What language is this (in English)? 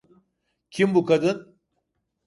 Turkish